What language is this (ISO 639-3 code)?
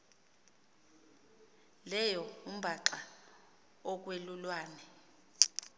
xho